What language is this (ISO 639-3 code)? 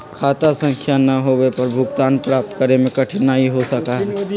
mag